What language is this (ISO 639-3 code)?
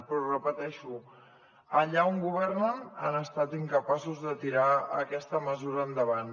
cat